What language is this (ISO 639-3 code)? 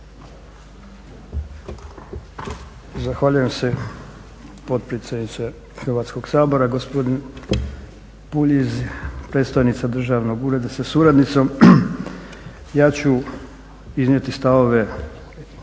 hrv